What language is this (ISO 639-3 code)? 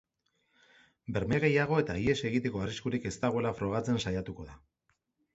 eus